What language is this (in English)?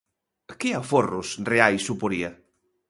Galician